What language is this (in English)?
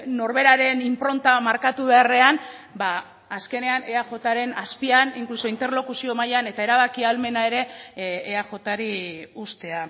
Basque